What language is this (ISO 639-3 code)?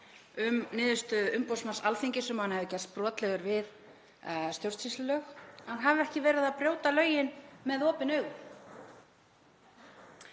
isl